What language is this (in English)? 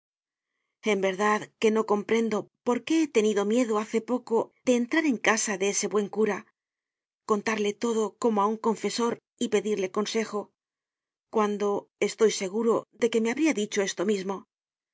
Spanish